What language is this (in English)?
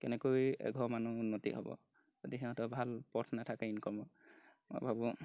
Assamese